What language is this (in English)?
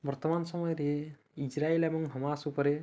Odia